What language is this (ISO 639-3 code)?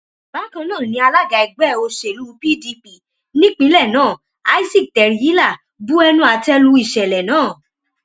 yor